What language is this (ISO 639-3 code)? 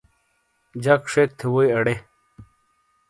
scl